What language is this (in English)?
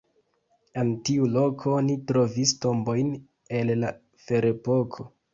Esperanto